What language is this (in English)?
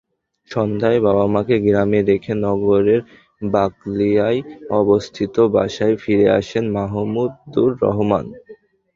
Bangla